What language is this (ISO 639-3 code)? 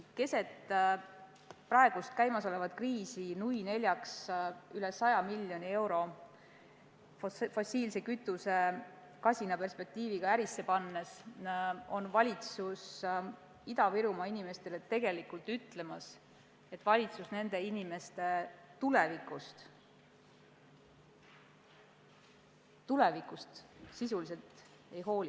est